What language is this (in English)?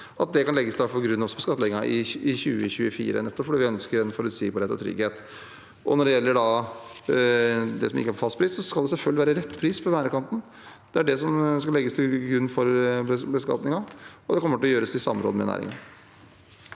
Norwegian